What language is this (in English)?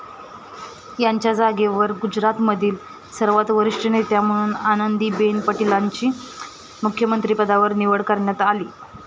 Marathi